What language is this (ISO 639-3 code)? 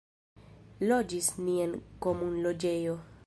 epo